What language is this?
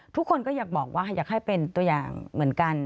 Thai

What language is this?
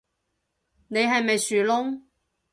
Cantonese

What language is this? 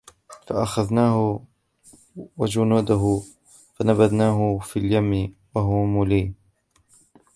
Arabic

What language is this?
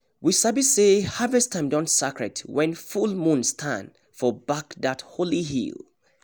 Nigerian Pidgin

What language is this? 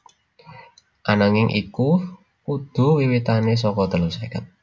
Javanese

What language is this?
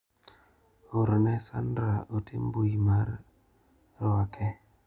Luo (Kenya and Tanzania)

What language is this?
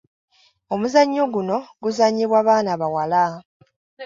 Ganda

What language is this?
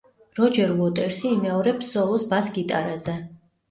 Georgian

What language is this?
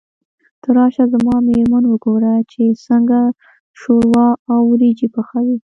Pashto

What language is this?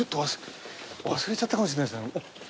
Japanese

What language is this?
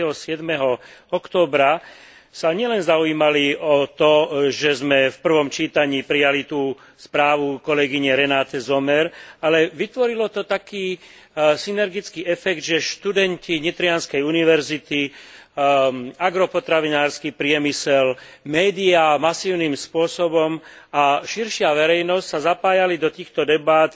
Slovak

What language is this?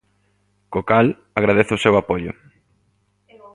Galician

